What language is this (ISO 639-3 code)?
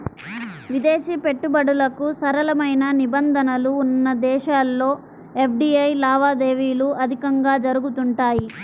tel